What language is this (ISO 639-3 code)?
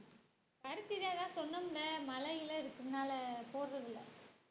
tam